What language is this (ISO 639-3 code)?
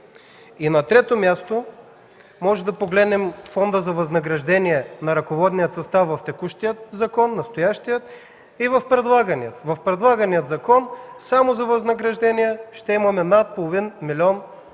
bul